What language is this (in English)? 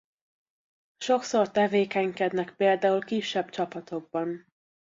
Hungarian